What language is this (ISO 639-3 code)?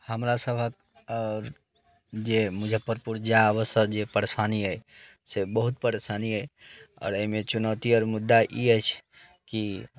mai